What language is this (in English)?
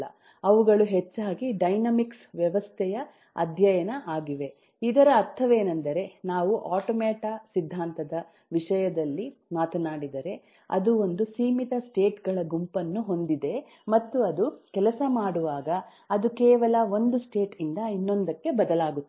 Kannada